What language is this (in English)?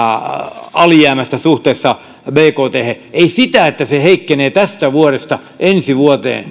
Finnish